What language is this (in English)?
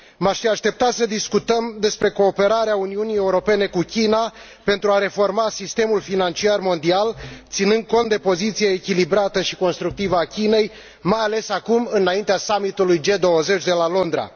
Romanian